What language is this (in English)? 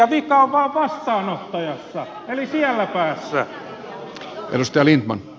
Finnish